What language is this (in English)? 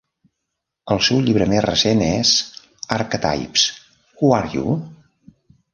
Catalan